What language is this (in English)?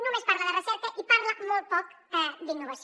Catalan